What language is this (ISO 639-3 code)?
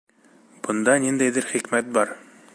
bak